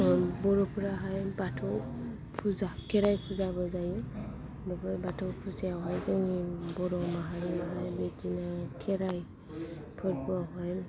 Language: Bodo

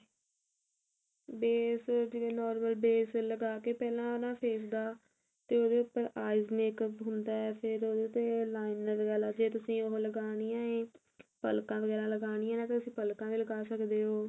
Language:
Punjabi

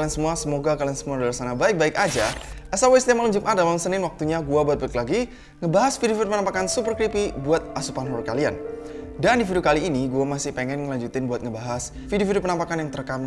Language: Indonesian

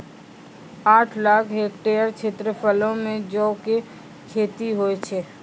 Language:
Maithili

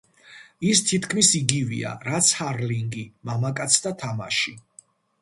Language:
Georgian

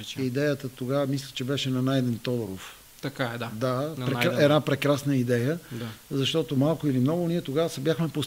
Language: Bulgarian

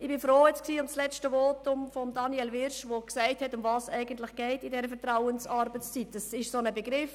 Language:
Swiss German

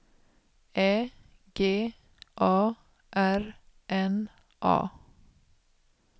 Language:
Swedish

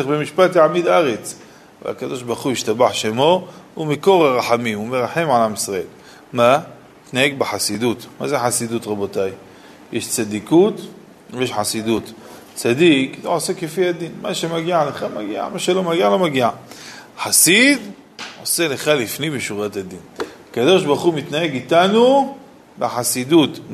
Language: Hebrew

